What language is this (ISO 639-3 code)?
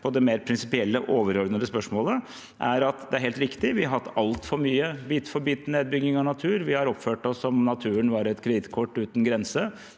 nor